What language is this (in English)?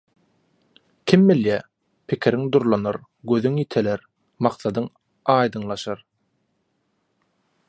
Turkmen